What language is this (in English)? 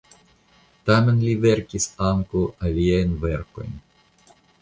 Esperanto